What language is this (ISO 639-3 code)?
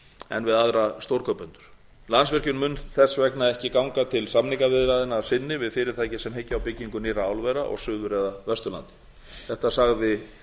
isl